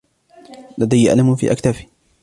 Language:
Arabic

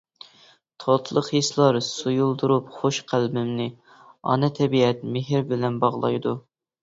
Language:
Uyghur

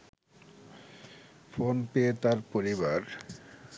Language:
Bangla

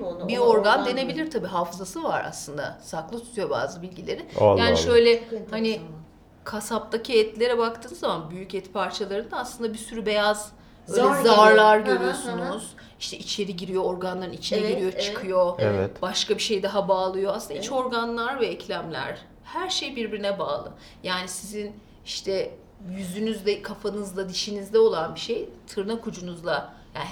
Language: Turkish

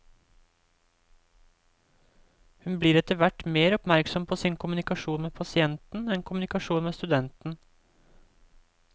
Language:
Norwegian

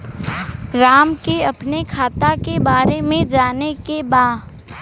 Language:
Bhojpuri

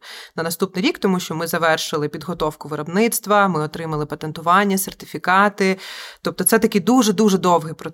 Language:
Ukrainian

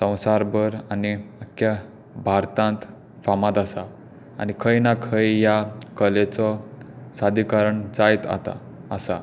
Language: Konkani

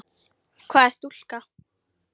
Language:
Icelandic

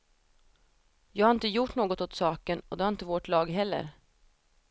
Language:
Swedish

